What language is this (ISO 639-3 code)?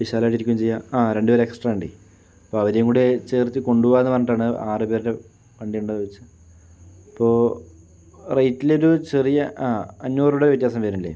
mal